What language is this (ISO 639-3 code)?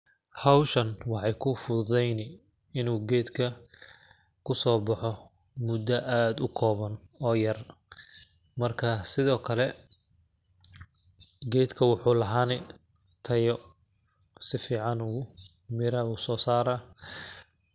som